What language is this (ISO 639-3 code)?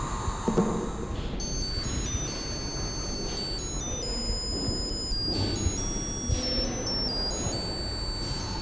isl